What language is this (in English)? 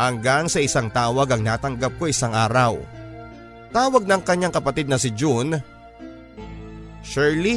Filipino